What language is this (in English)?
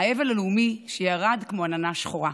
Hebrew